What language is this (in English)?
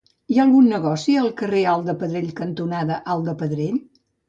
Catalan